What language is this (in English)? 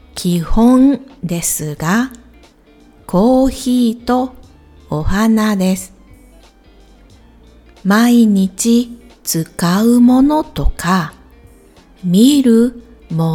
Japanese